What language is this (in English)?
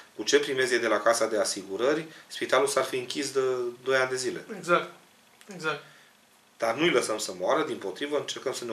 Romanian